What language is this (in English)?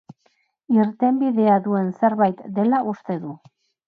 Basque